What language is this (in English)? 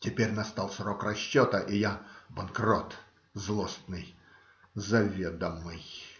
Russian